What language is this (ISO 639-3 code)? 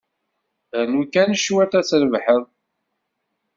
kab